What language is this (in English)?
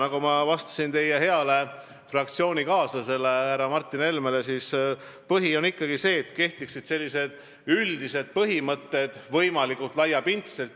Estonian